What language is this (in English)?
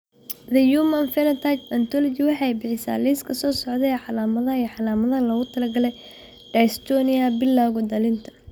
Somali